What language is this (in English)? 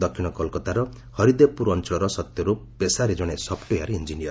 Odia